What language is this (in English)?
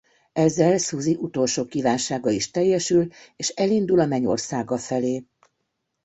Hungarian